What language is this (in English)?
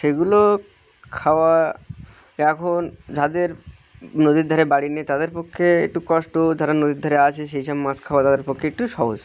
Bangla